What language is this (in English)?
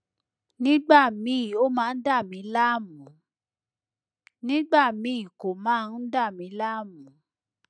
Yoruba